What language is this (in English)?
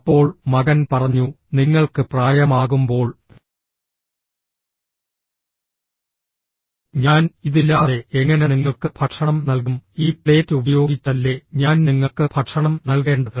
Malayalam